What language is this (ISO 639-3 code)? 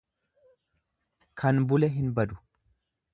orm